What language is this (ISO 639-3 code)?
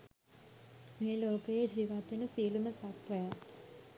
sin